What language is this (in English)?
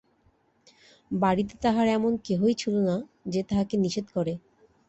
Bangla